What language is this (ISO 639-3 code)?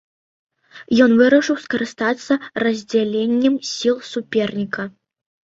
bel